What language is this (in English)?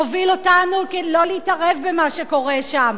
Hebrew